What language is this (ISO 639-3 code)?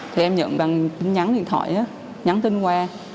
vie